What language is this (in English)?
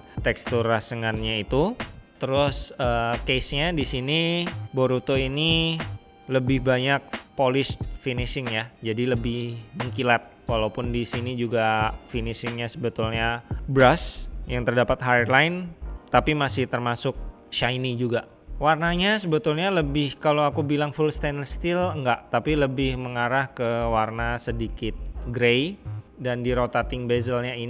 Indonesian